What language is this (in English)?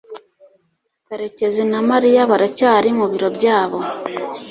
Kinyarwanda